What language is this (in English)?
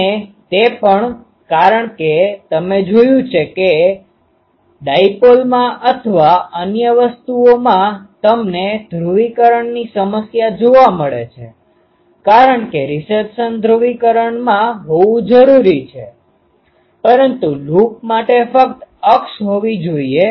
Gujarati